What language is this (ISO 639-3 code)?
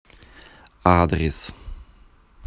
rus